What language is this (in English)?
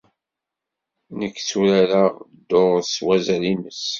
Kabyle